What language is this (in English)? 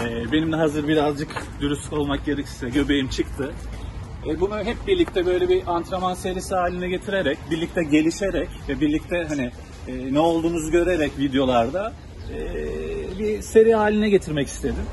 Turkish